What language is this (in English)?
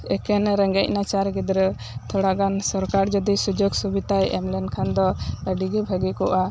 Santali